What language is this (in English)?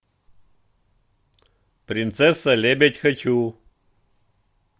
Russian